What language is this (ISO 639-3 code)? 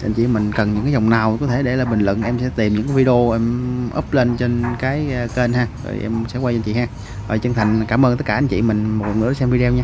vie